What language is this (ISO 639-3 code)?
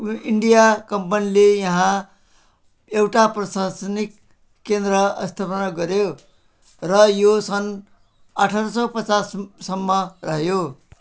nep